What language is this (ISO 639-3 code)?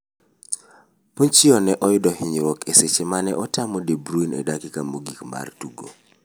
luo